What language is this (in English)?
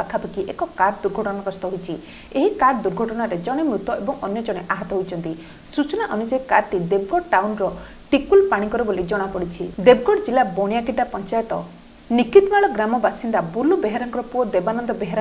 Italian